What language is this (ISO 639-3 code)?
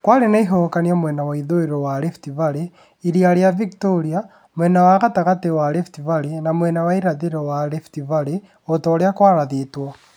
kik